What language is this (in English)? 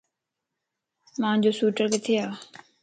Lasi